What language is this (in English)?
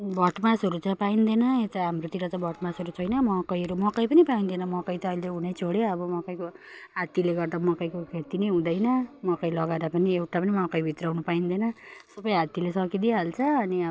Nepali